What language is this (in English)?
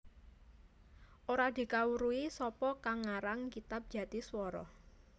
Javanese